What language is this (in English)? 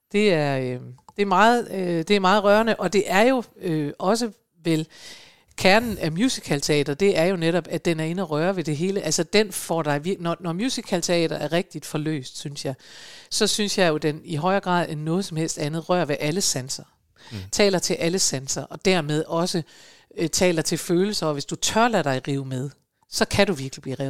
Danish